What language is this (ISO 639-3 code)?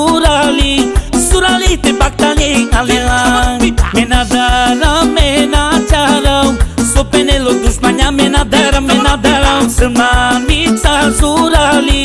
ron